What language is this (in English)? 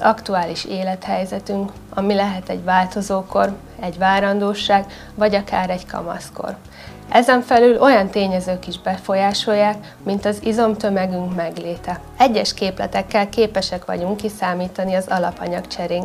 Hungarian